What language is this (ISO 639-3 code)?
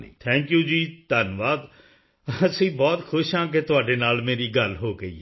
pan